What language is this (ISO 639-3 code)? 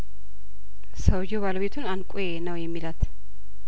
amh